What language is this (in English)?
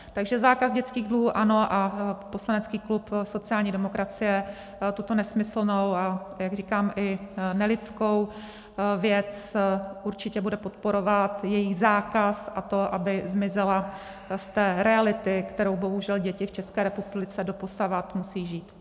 Czech